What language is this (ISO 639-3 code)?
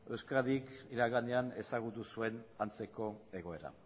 eus